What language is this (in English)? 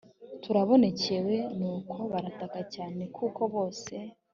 Kinyarwanda